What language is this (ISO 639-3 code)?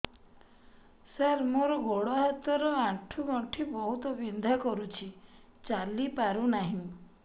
ori